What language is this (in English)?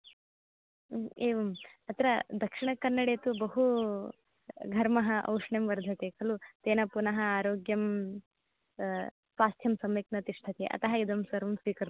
Sanskrit